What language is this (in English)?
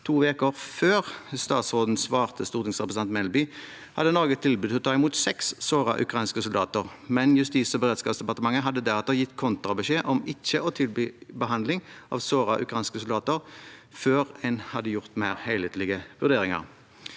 Norwegian